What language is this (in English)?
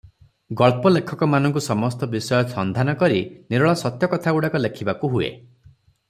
Odia